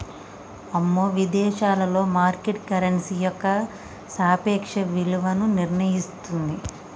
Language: Telugu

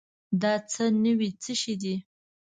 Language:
Pashto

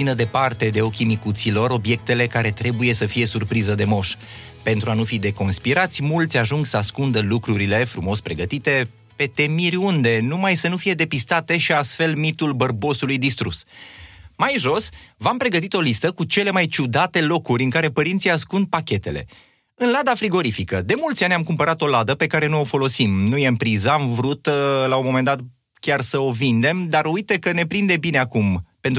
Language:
Romanian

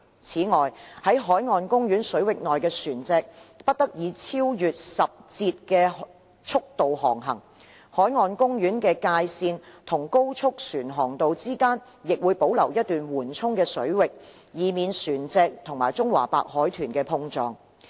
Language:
Cantonese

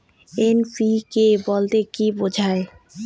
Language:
Bangla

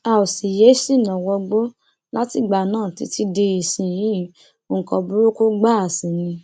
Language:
Yoruba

